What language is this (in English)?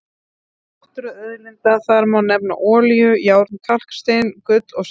Icelandic